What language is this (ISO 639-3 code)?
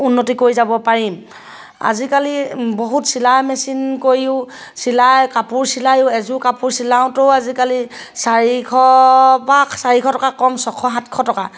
asm